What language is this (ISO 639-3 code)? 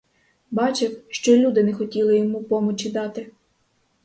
ukr